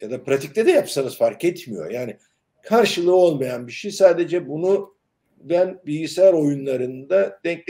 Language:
Turkish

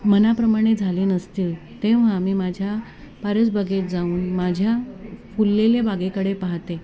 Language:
Marathi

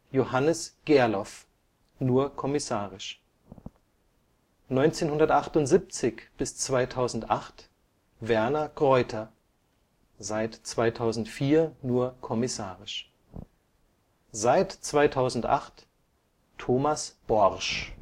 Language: German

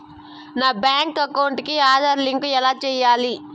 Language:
Telugu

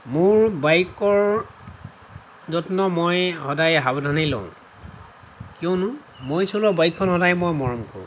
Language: Assamese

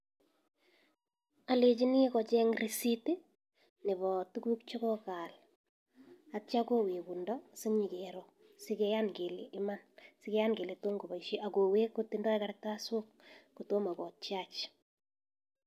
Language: Kalenjin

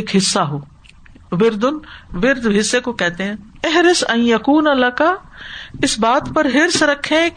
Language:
Urdu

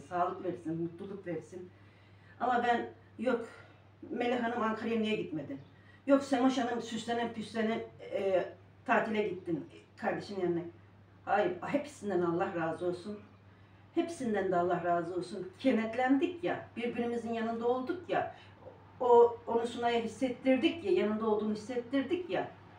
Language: Turkish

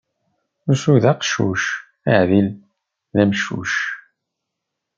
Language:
Kabyle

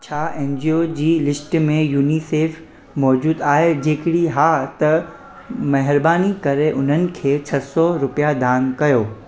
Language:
Sindhi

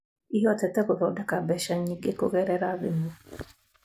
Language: Kikuyu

